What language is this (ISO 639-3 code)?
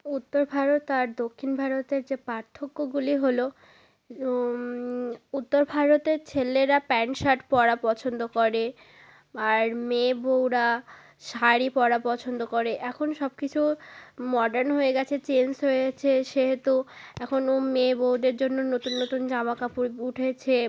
ben